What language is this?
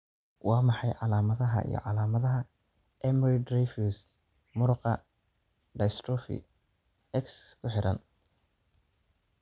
Somali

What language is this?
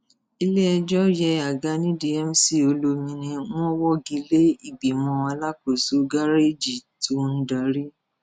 Yoruba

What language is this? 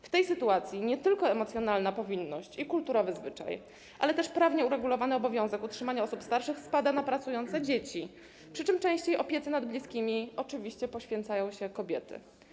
Polish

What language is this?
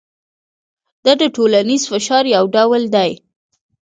Pashto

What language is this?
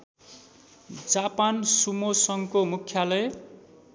Nepali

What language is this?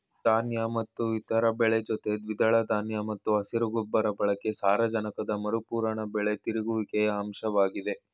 Kannada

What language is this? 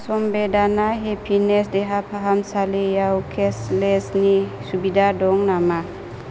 Bodo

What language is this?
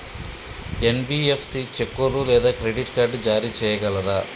Telugu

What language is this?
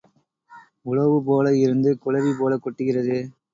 Tamil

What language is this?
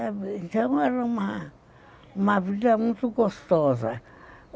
Portuguese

